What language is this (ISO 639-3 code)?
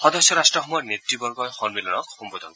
asm